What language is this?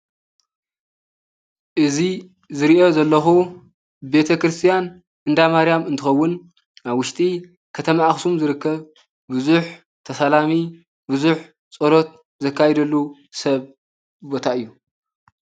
Tigrinya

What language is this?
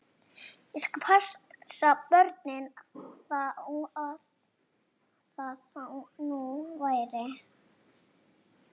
Icelandic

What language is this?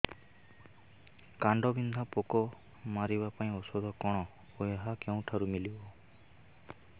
Odia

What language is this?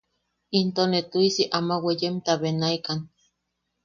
Yaqui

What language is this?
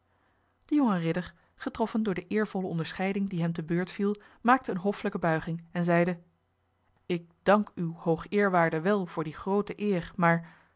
Dutch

